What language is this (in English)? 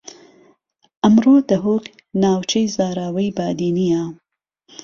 Central Kurdish